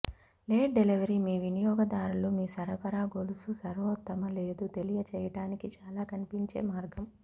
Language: Telugu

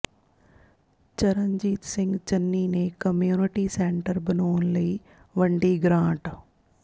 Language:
Punjabi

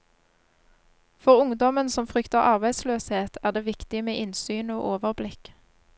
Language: Norwegian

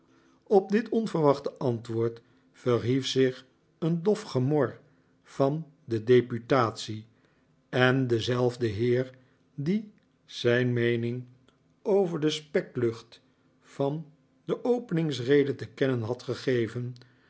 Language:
Dutch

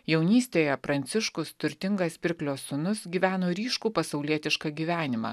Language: Lithuanian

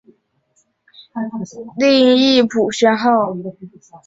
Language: Chinese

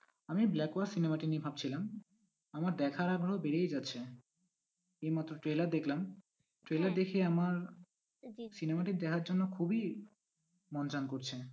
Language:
Bangla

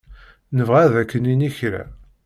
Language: Kabyle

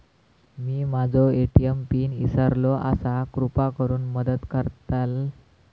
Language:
Marathi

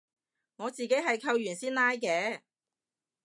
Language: Cantonese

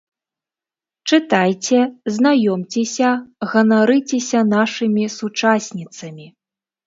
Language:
Belarusian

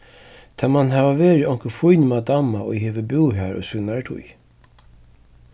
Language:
Faroese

